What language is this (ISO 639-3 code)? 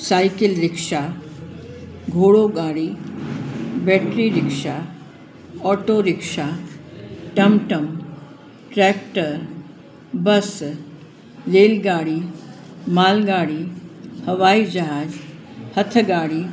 snd